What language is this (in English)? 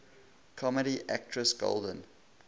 English